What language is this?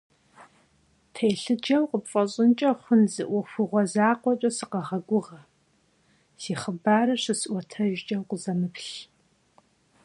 Kabardian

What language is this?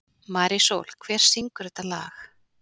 Icelandic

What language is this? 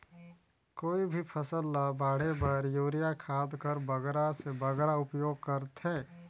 Chhattisgarhi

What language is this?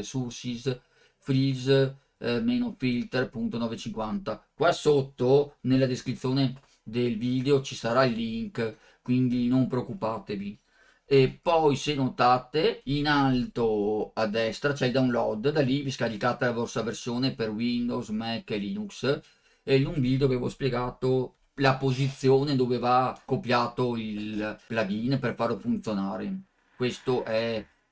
Italian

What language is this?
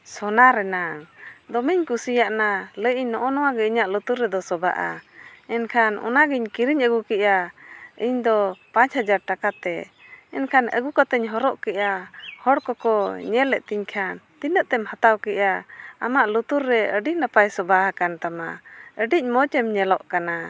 Santali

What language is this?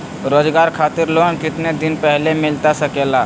Magahi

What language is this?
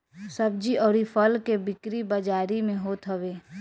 Bhojpuri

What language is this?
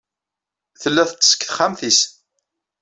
Kabyle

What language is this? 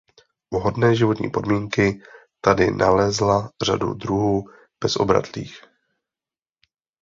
Czech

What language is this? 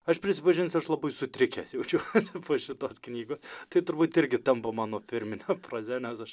Lithuanian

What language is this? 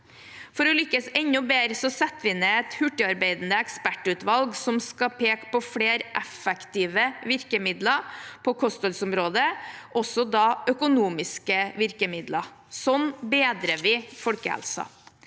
Norwegian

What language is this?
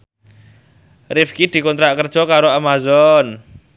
Javanese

